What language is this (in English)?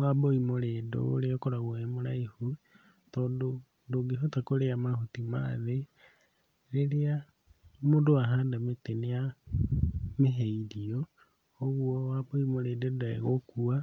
Kikuyu